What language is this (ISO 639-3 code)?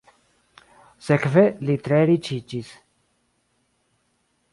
epo